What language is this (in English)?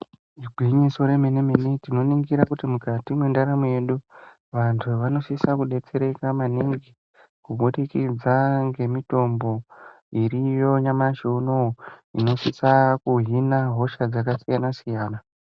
Ndau